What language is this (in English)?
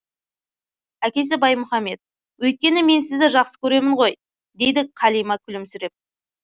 Kazakh